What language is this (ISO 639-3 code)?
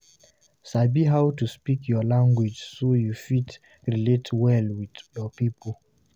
pcm